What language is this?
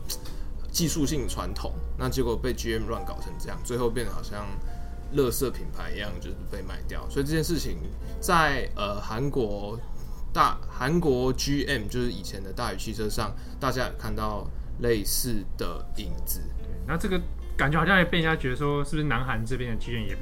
Chinese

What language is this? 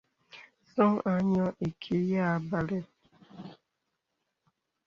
Bebele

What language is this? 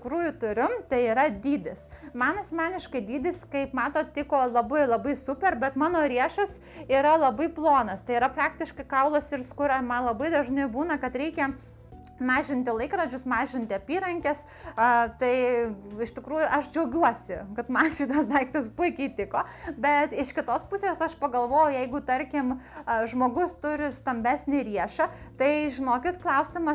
Lithuanian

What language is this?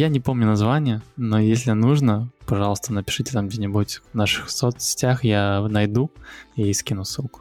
Russian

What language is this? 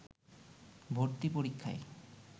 Bangla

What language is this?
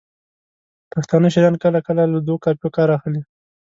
Pashto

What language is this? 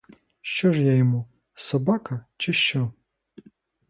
Ukrainian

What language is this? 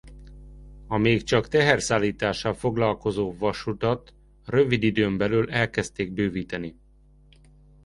Hungarian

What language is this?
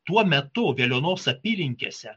Lithuanian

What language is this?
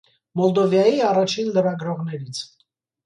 Armenian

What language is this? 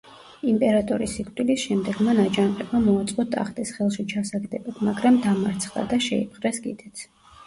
Georgian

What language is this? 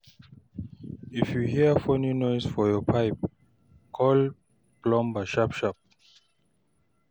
Nigerian Pidgin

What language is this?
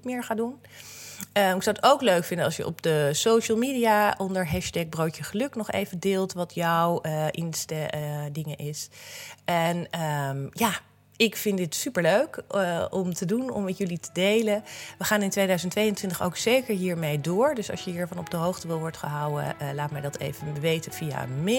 Dutch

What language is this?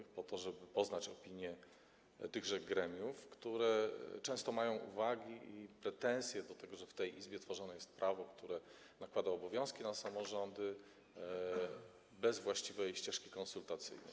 Polish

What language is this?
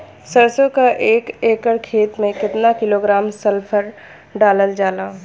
Bhojpuri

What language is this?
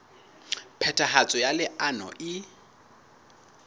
Southern Sotho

